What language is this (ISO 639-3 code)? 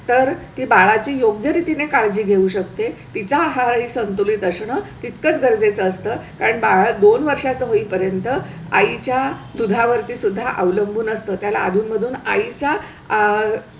mar